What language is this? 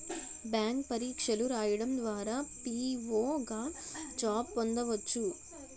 Telugu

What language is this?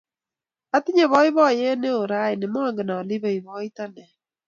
Kalenjin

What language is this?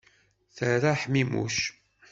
Kabyle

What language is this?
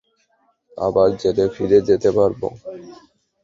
Bangla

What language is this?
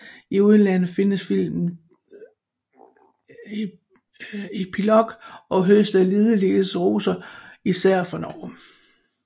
Danish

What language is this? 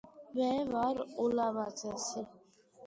Georgian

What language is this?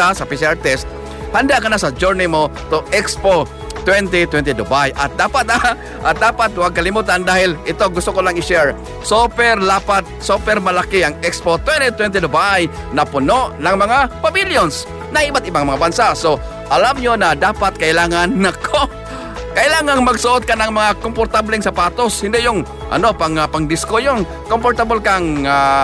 Filipino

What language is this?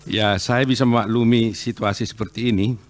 Indonesian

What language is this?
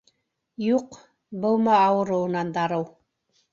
Bashkir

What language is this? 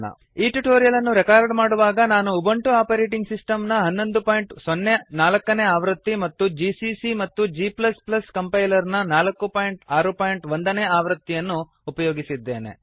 Kannada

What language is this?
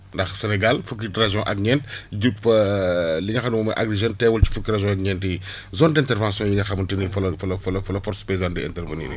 Wolof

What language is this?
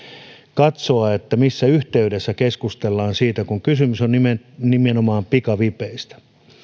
Finnish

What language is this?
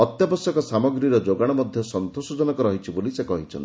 Odia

